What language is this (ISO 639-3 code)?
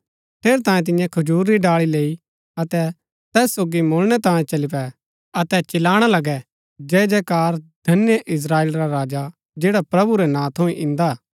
gbk